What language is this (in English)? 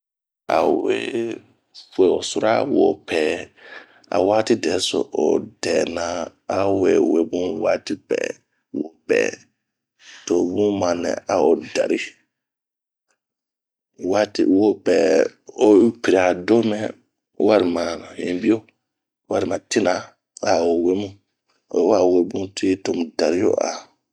Bomu